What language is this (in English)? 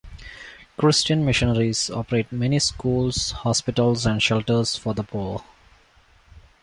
English